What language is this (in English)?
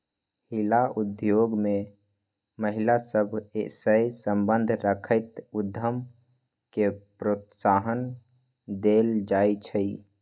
Magahi